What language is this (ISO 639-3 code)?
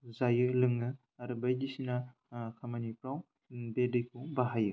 brx